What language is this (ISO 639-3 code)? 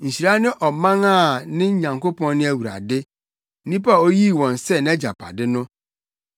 aka